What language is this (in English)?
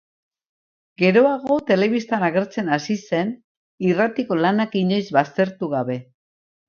Basque